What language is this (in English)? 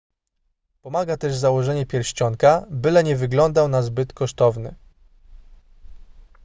Polish